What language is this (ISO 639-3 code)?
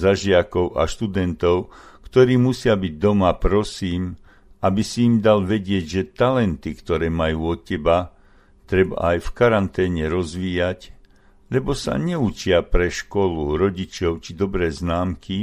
slk